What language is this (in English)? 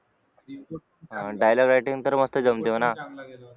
Marathi